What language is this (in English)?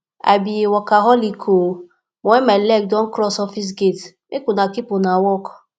Nigerian Pidgin